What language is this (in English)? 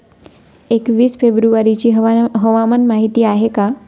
Marathi